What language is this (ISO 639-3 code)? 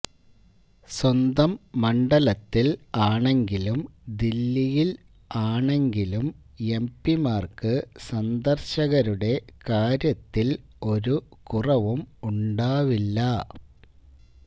mal